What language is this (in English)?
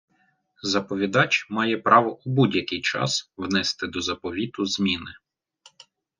Ukrainian